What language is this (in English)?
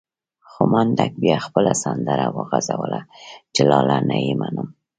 Pashto